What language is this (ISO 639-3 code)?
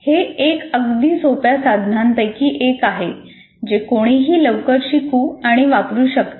mar